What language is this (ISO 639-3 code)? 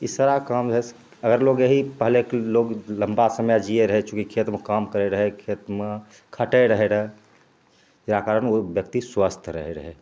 mai